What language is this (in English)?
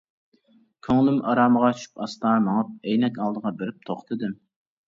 Uyghur